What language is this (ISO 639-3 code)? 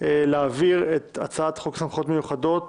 heb